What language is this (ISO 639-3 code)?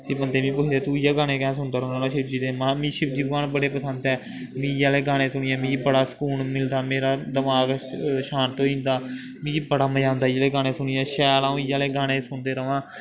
doi